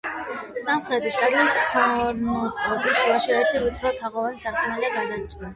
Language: Georgian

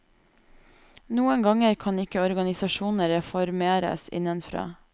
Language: Norwegian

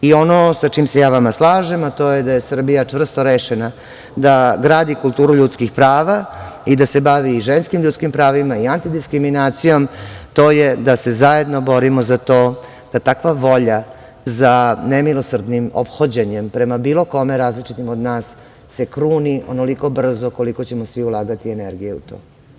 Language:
Serbian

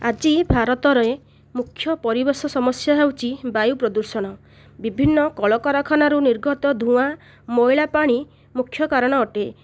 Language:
Odia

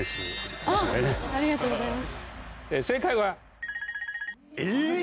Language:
Japanese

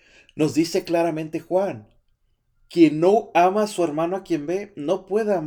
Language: Spanish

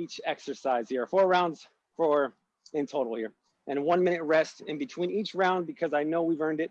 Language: English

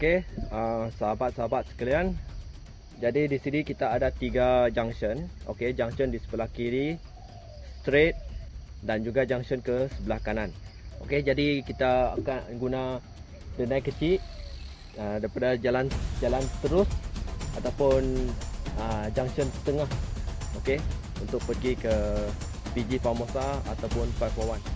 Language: Malay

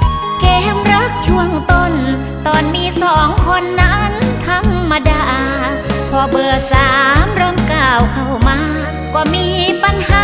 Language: Thai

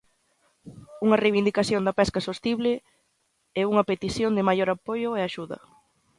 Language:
Galician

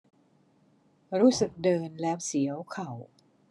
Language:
Thai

